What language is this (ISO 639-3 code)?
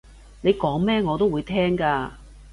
yue